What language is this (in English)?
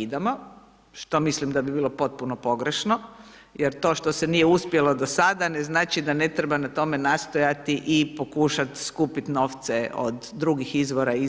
Croatian